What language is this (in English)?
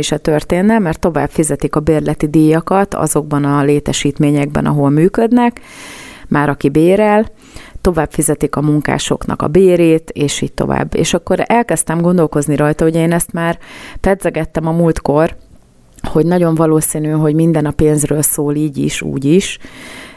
Hungarian